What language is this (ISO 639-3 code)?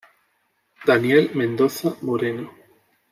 spa